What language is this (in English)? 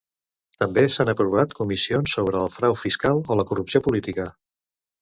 Catalan